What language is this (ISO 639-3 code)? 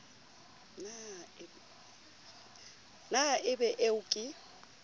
sot